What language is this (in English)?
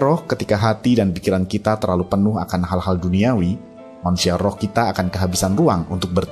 Indonesian